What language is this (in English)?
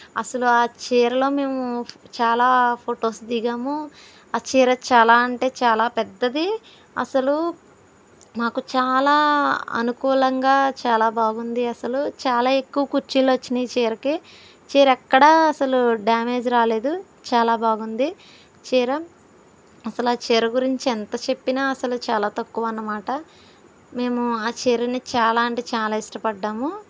Telugu